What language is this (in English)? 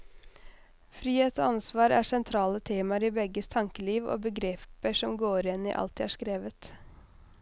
Norwegian